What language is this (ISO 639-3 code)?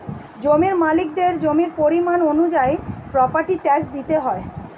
ben